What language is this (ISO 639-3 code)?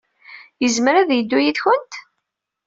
kab